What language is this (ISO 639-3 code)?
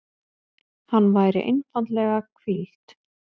isl